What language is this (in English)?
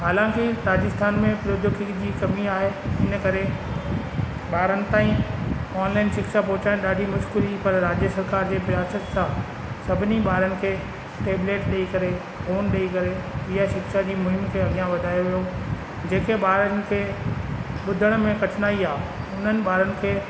Sindhi